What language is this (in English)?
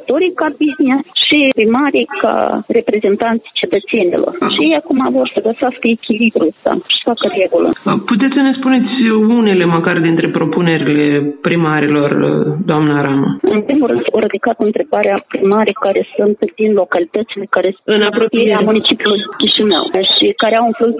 Romanian